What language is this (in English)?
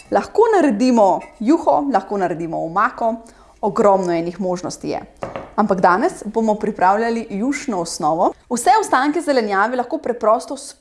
Slovenian